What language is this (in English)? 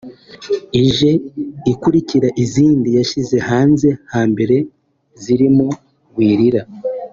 Kinyarwanda